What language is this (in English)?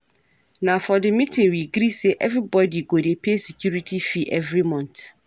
Nigerian Pidgin